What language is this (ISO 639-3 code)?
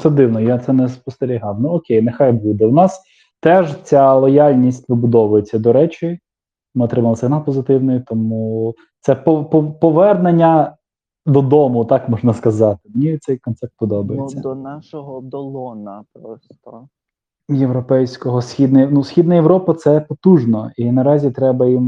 ukr